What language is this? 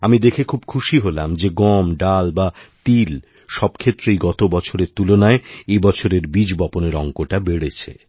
Bangla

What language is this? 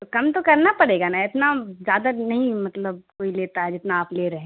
Urdu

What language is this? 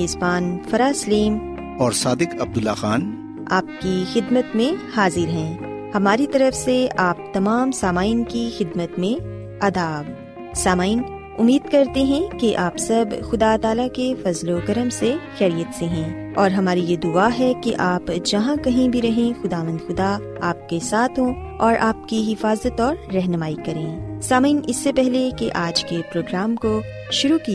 Urdu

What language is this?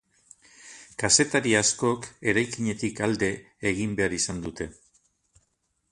Basque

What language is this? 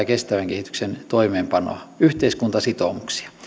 Finnish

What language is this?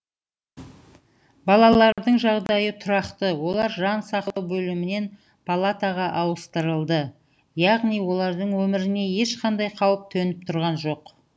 Kazakh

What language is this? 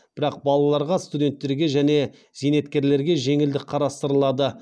Kazakh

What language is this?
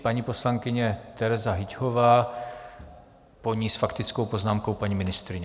Czech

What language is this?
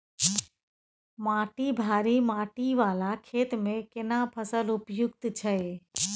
Maithili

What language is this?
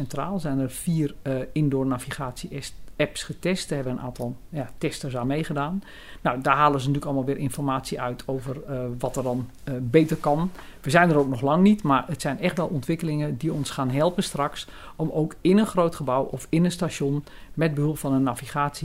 Dutch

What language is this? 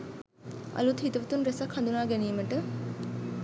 Sinhala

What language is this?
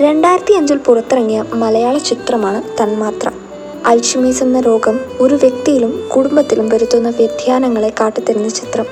Malayalam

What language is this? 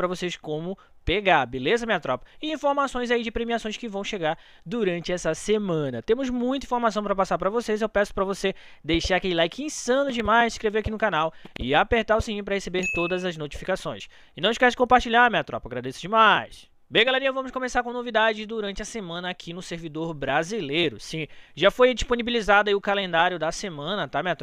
Portuguese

